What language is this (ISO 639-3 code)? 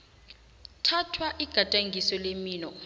nbl